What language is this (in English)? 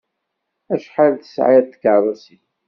Kabyle